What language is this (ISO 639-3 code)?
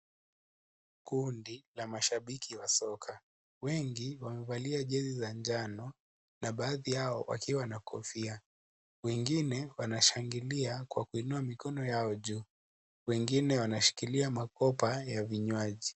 swa